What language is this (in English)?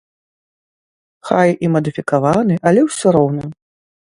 Belarusian